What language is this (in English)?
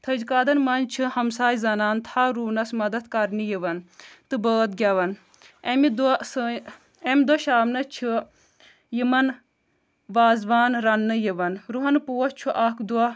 Kashmiri